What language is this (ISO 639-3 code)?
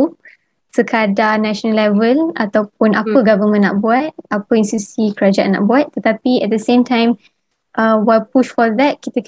msa